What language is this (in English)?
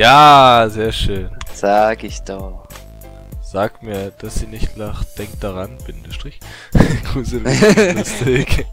German